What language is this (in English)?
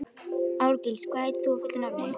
Icelandic